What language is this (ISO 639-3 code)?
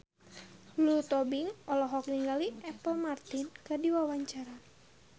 sun